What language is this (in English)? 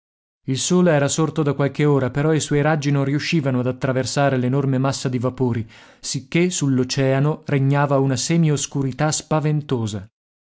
Italian